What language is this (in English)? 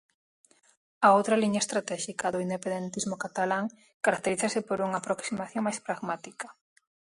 Galician